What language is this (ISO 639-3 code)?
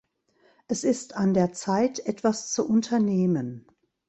deu